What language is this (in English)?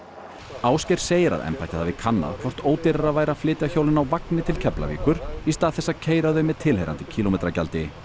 Icelandic